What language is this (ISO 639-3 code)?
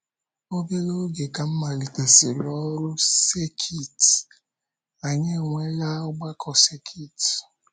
ibo